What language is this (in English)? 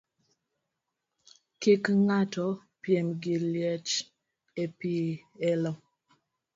Luo (Kenya and Tanzania)